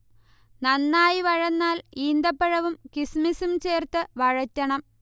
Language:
Malayalam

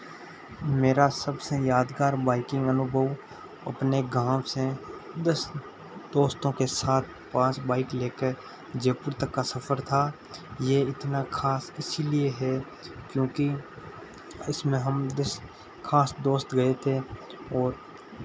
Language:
Hindi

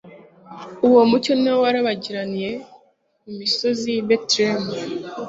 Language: Kinyarwanda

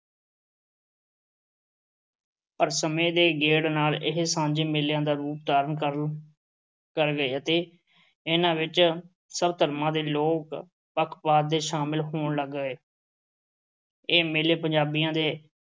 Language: Punjabi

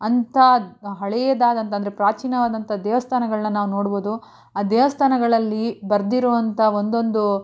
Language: Kannada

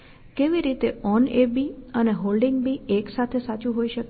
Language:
Gujarati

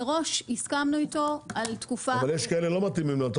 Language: Hebrew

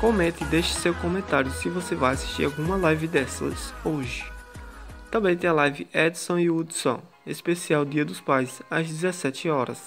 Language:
Portuguese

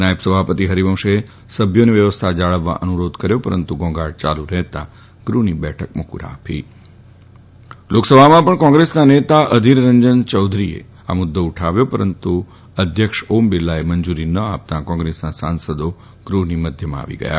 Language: Gujarati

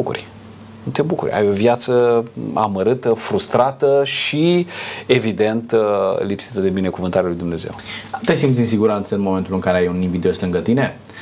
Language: Romanian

